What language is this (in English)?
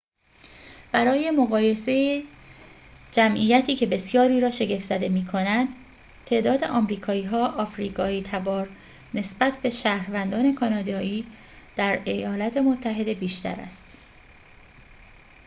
Persian